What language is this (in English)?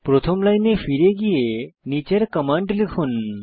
Bangla